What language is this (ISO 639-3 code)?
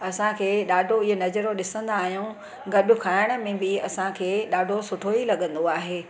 snd